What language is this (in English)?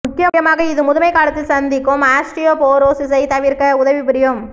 Tamil